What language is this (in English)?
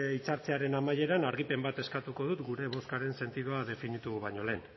Basque